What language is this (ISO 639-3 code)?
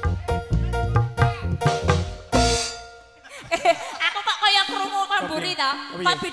ind